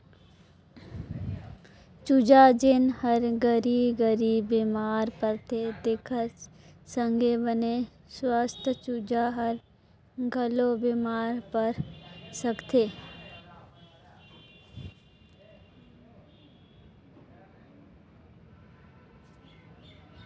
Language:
Chhattisgarhi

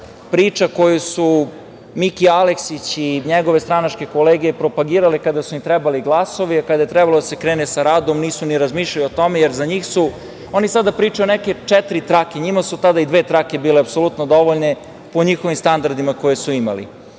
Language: Serbian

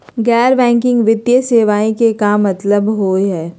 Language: Magahi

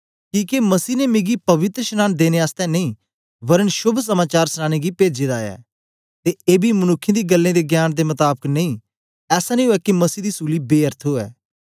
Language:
Dogri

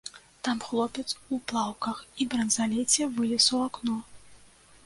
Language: Belarusian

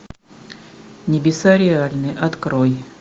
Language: Russian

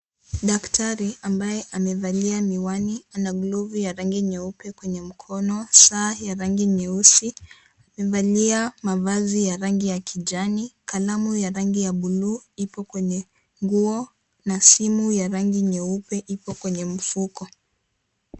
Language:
Swahili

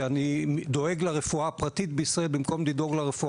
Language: Hebrew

